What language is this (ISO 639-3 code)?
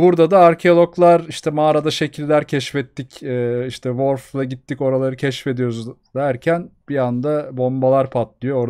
tur